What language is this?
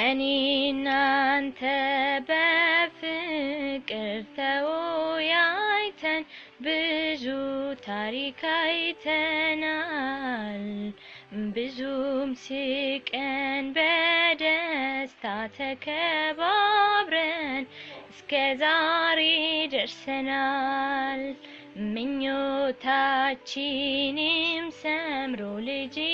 Amharic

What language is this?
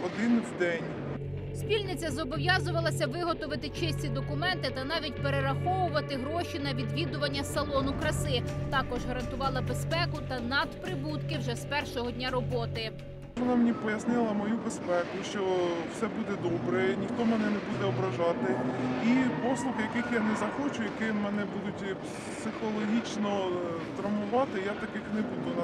Ukrainian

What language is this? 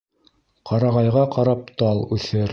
Bashkir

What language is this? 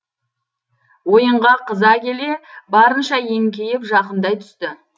Kazakh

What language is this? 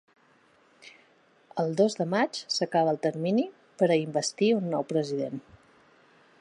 Catalan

